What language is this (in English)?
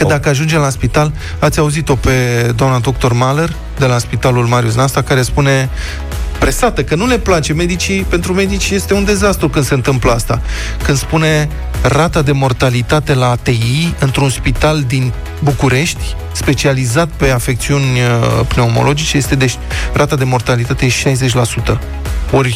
Romanian